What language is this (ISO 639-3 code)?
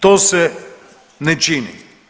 hrv